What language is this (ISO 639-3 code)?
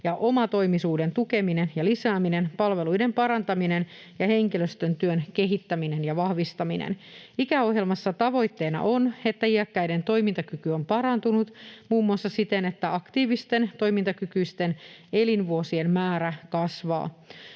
fin